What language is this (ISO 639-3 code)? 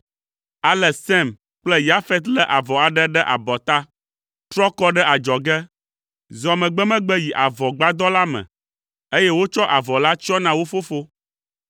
ewe